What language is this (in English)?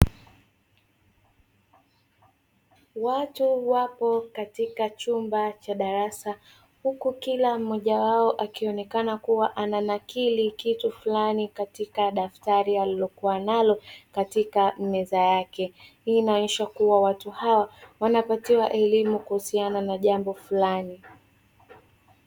Swahili